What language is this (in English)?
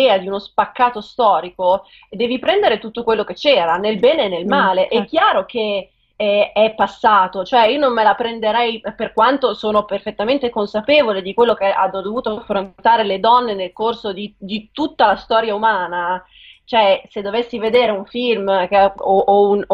Italian